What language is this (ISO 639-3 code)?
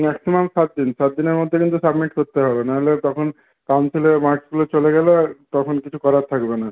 ben